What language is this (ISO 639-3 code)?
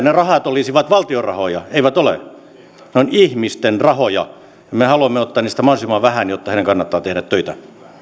fin